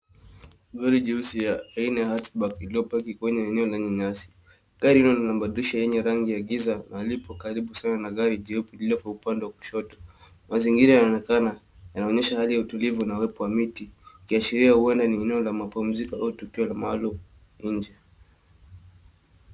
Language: Swahili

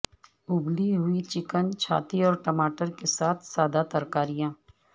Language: Urdu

